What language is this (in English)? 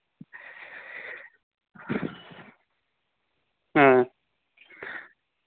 Manipuri